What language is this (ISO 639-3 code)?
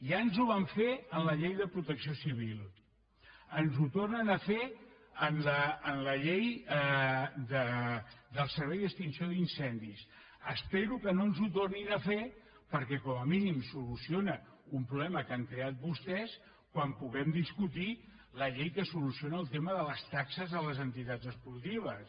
cat